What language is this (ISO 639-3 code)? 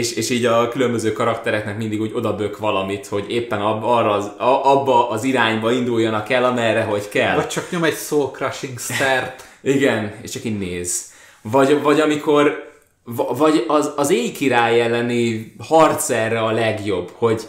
hun